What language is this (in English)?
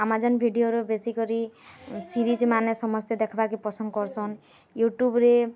Odia